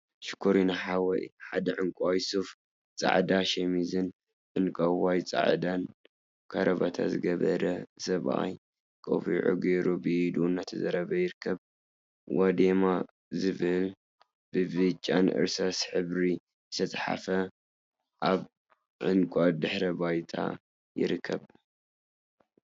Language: Tigrinya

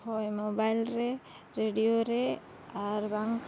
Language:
Santali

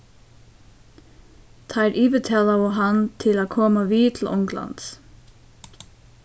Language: Faroese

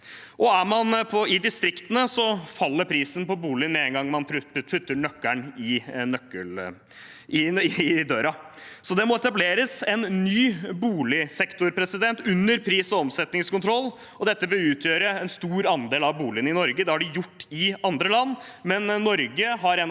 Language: Norwegian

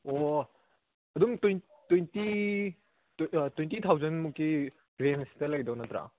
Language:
Manipuri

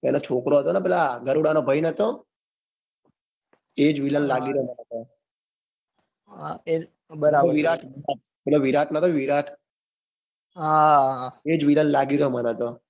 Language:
Gujarati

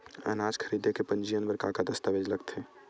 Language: Chhattisgarhi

